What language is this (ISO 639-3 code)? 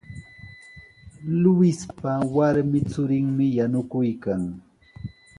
qws